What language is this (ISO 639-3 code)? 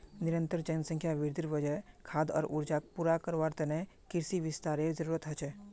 mag